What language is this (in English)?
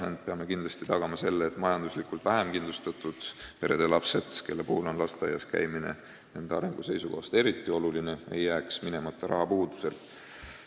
Estonian